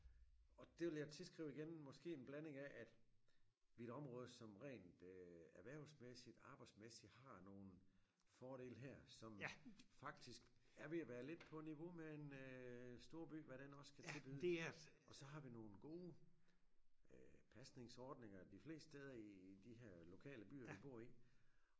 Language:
Danish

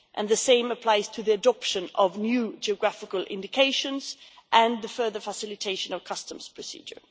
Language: English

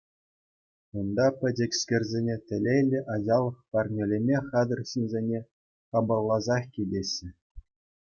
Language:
Chuvash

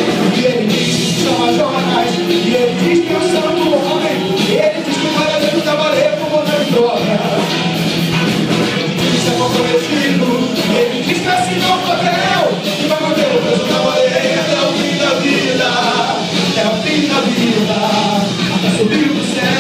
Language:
Italian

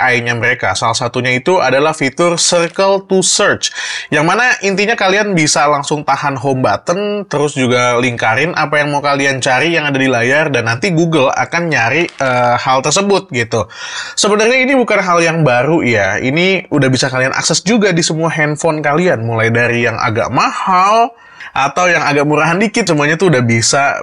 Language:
Indonesian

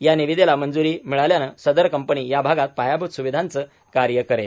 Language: Marathi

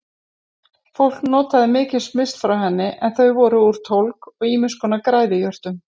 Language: Icelandic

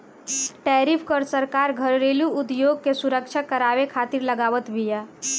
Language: Bhojpuri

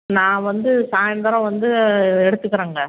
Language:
Tamil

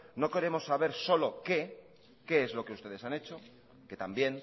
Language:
Spanish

